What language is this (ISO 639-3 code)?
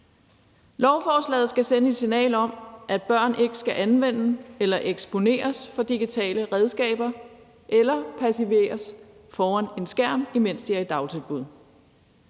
dan